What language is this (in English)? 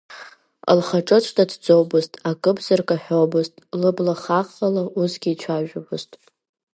Abkhazian